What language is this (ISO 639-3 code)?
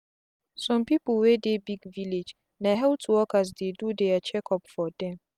pcm